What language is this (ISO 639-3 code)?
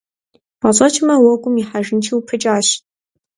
kbd